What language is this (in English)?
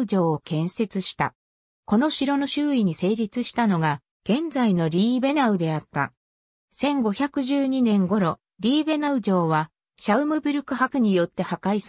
Japanese